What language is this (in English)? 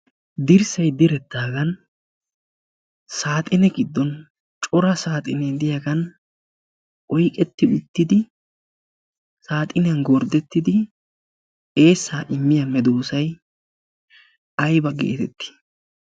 Wolaytta